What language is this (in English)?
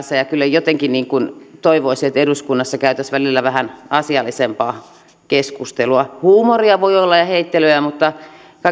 Finnish